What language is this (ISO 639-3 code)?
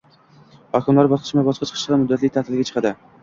uzb